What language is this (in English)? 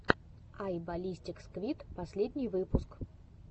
Russian